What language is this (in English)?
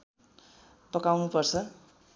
Nepali